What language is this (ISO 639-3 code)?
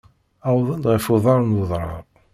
kab